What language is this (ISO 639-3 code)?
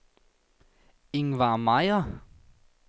dan